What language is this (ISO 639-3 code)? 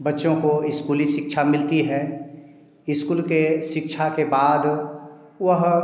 hin